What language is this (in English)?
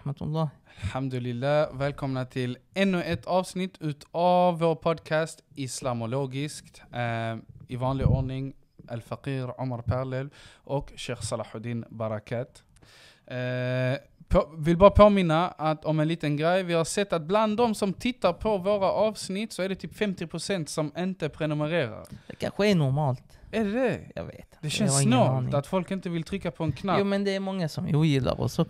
Swedish